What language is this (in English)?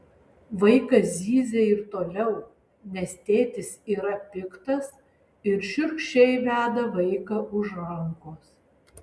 Lithuanian